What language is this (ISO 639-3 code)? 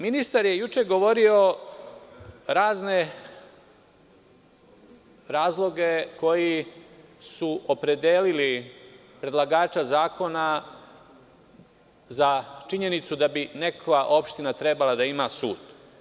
srp